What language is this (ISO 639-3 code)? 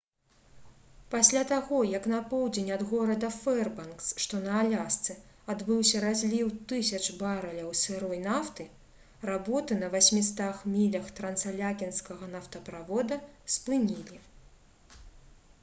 bel